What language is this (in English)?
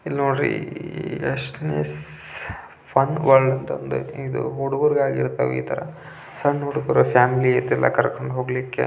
Kannada